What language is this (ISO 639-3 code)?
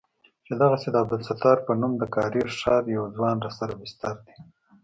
pus